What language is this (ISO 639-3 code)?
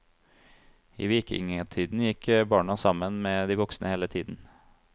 nor